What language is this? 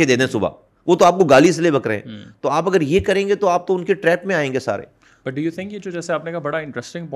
Urdu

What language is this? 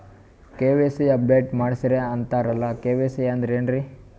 Kannada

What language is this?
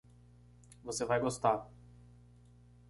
Portuguese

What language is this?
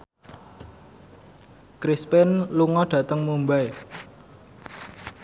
Javanese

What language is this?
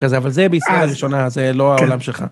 Hebrew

